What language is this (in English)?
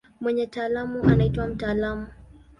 Swahili